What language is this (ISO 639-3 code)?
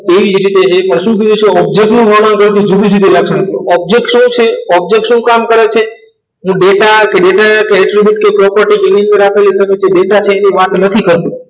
guj